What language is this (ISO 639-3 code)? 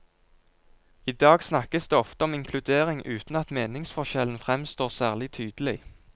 nor